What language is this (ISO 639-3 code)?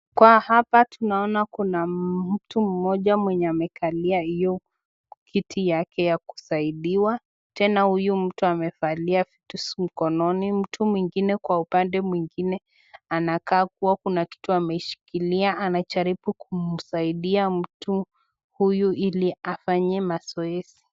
swa